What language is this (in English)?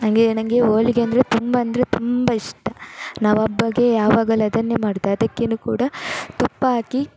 Kannada